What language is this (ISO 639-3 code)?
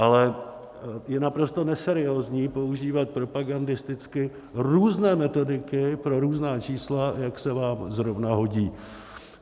ces